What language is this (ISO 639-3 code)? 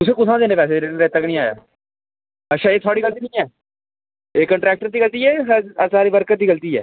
doi